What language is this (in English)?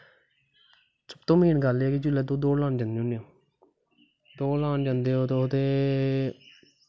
Dogri